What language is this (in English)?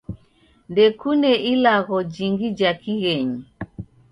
Taita